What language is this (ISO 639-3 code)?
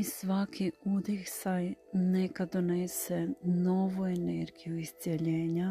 hrv